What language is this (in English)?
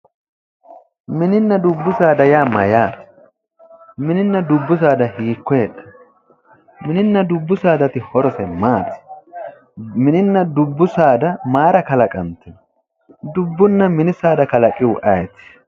Sidamo